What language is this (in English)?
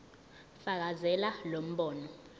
Zulu